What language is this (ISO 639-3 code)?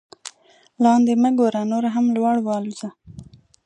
pus